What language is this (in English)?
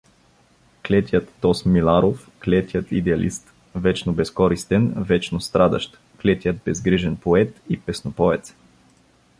Bulgarian